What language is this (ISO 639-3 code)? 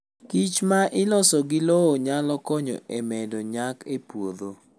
luo